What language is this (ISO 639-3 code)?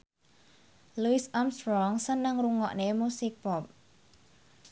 jav